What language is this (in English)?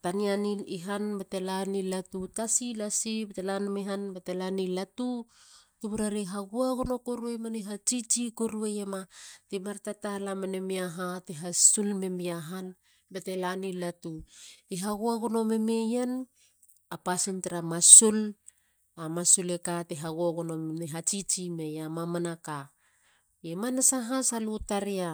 Halia